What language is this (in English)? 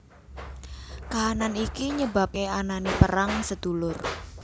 Javanese